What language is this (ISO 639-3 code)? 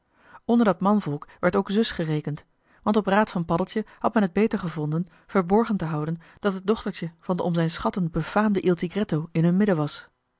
nld